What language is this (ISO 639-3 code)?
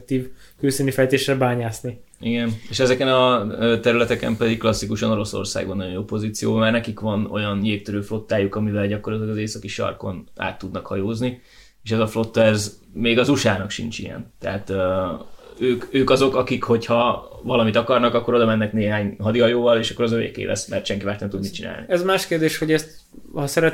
hun